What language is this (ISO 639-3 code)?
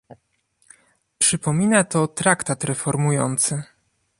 pol